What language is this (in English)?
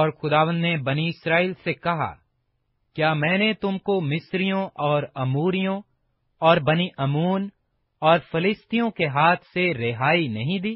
Urdu